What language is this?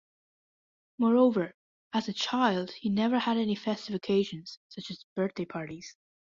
English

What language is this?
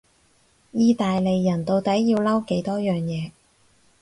Cantonese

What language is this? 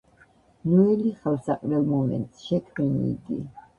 Georgian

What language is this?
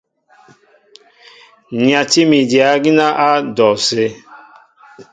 Mbo (Cameroon)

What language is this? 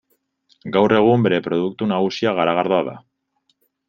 Basque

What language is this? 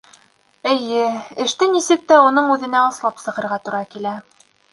Bashkir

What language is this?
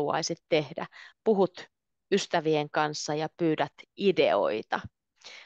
Finnish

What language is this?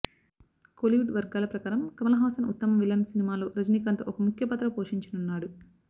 Telugu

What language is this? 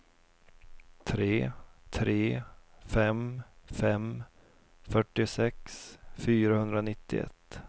Swedish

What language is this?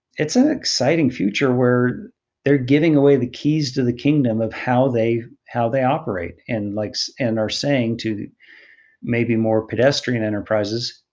English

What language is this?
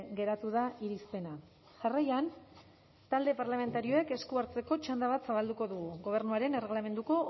Basque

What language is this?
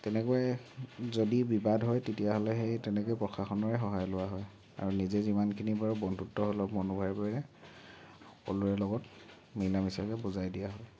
Assamese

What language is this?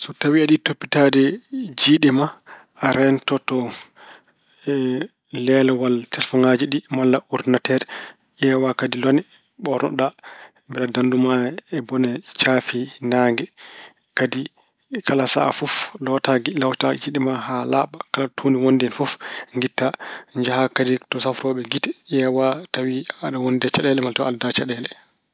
Fula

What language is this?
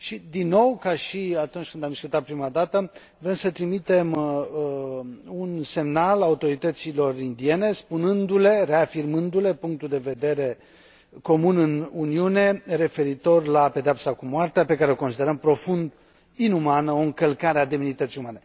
Romanian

